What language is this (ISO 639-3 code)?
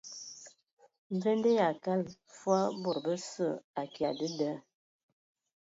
ewo